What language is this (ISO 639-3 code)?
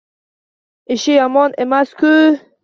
uzb